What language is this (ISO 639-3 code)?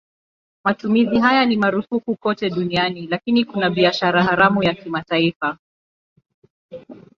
swa